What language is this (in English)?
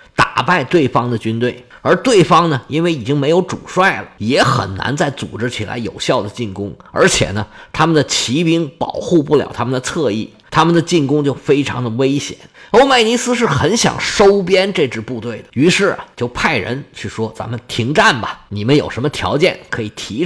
Chinese